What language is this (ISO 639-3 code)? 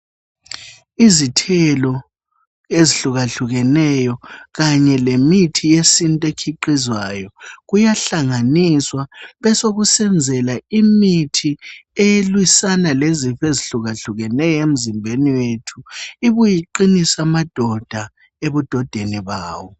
nde